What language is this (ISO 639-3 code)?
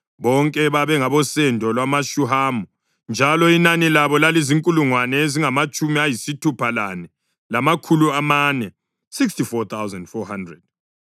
nde